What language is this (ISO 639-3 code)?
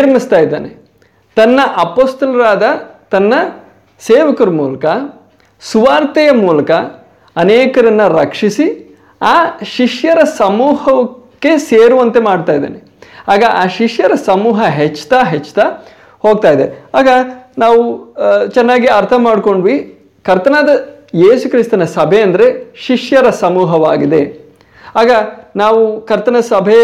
kan